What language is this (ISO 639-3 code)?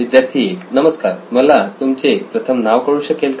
mar